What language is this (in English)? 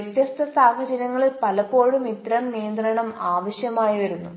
Malayalam